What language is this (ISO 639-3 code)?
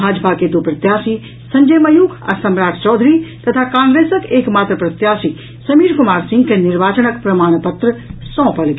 mai